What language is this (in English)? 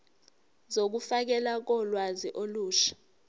Zulu